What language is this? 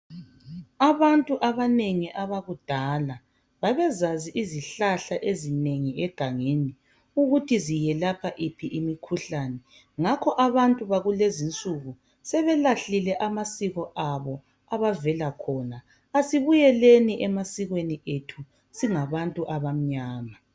North Ndebele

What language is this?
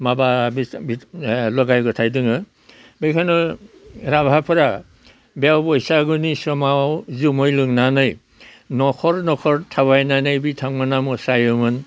Bodo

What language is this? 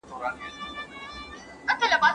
Pashto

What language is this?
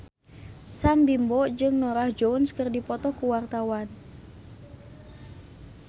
Sundanese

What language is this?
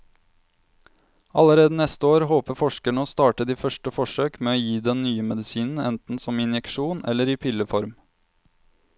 Norwegian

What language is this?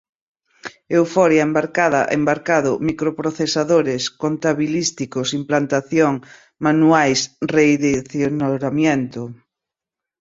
Portuguese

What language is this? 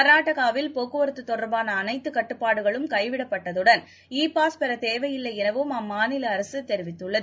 Tamil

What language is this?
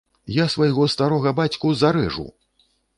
Belarusian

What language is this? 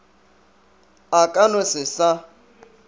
Northern Sotho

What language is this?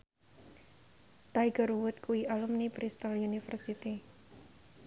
Javanese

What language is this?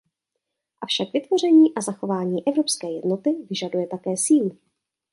Czech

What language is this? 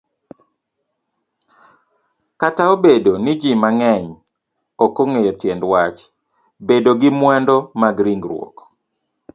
Luo (Kenya and Tanzania)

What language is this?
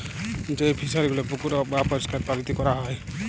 Bangla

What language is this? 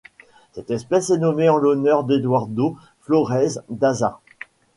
French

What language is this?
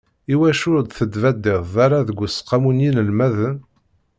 Kabyle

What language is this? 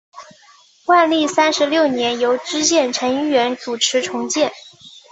Chinese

